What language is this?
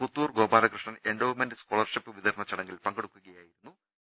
Malayalam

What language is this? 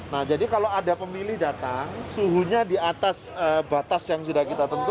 Indonesian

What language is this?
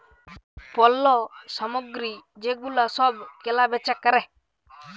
Bangla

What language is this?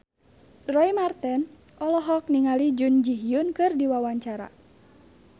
Sundanese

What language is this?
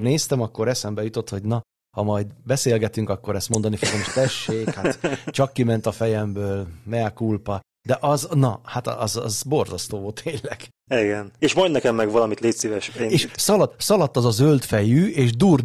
Hungarian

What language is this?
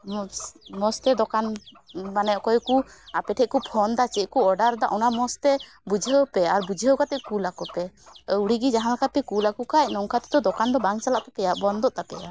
Santali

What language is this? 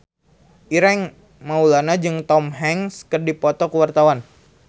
Sundanese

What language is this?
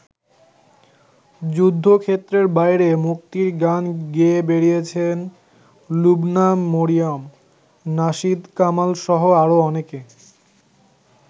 Bangla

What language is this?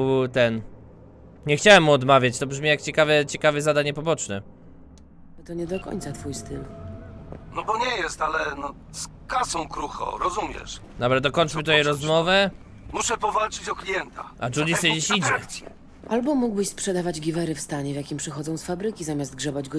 Polish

